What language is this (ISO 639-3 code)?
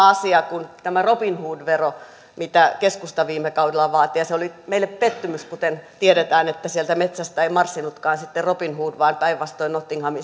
fin